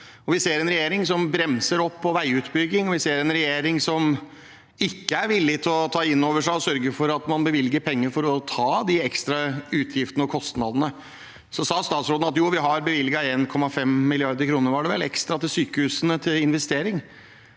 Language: Norwegian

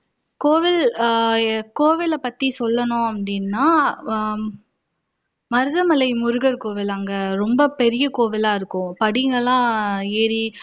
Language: Tamil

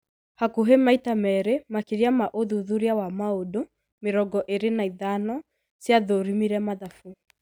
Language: Kikuyu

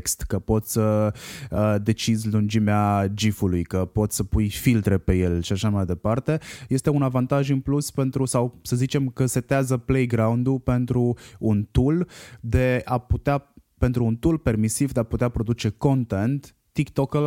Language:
Romanian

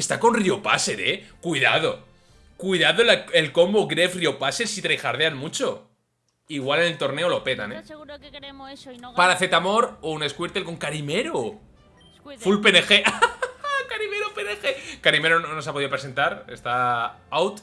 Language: Spanish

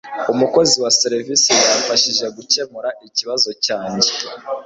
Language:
Kinyarwanda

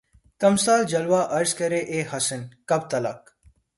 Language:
Urdu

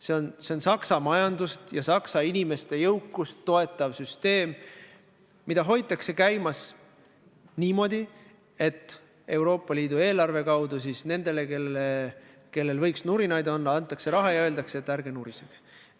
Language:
Estonian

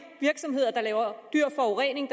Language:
Danish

